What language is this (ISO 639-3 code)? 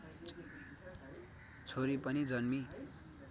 nep